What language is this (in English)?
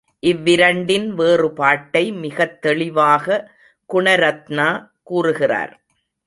Tamil